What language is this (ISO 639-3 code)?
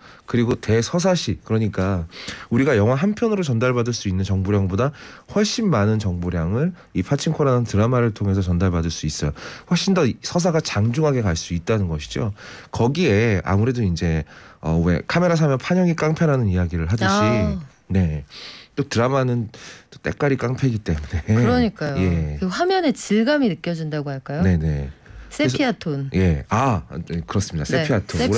kor